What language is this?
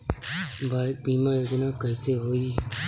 Bhojpuri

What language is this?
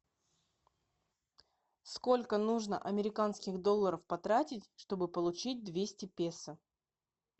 Russian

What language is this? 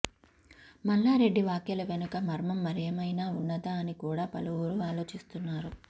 Telugu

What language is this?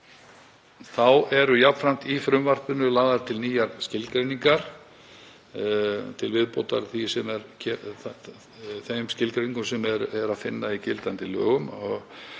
Icelandic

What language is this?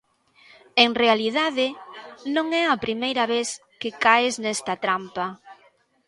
Galician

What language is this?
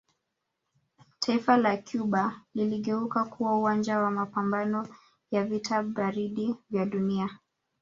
Swahili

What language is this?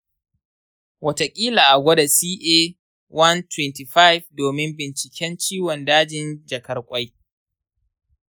Hausa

